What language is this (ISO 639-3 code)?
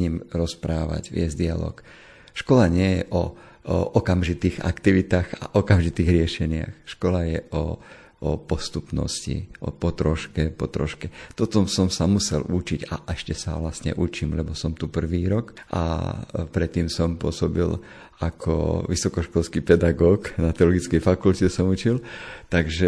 slk